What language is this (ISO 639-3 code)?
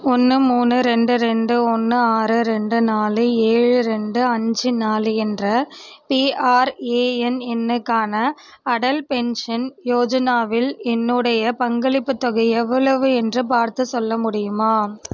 tam